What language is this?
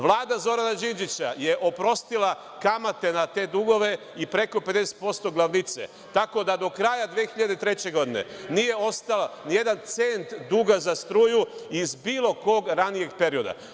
Serbian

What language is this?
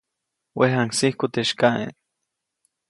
Copainalá Zoque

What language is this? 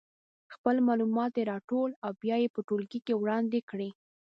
Pashto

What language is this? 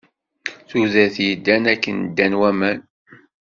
Kabyle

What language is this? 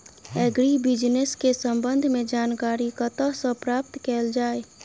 Maithili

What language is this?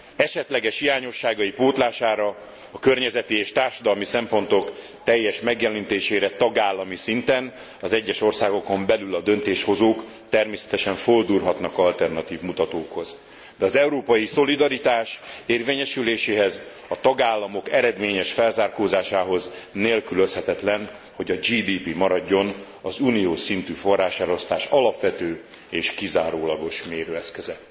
Hungarian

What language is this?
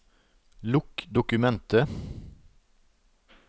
Norwegian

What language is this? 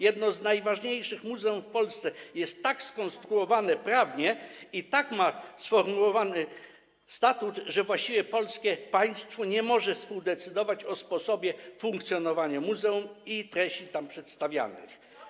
Polish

